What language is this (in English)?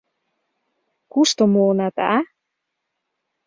Mari